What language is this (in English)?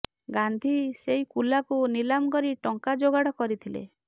Odia